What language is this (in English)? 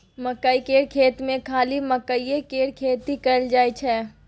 Maithili